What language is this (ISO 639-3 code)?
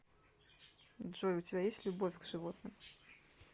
rus